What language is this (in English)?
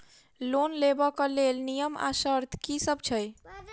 Maithili